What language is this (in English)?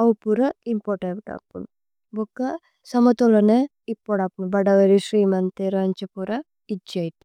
Tulu